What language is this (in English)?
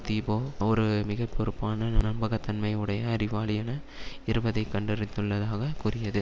Tamil